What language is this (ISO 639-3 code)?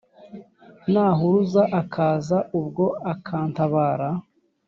kin